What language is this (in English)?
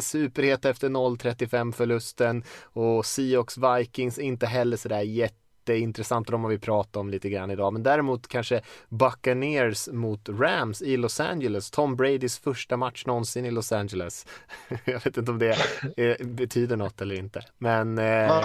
Swedish